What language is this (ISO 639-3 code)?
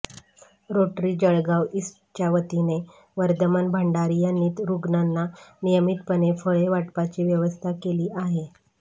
mar